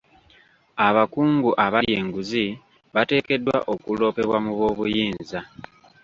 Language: Ganda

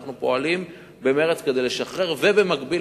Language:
Hebrew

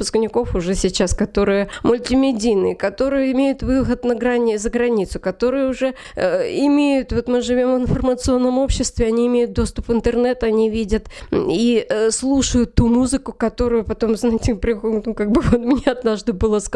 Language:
Russian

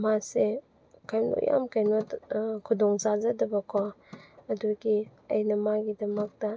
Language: Manipuri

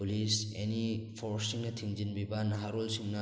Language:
Manipuri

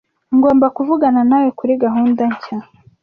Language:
Kinyarwanda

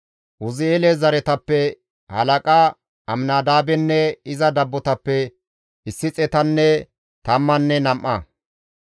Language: Gamo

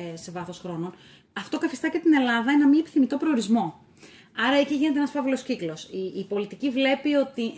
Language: Greek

